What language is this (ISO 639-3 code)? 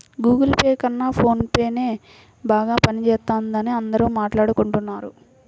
tel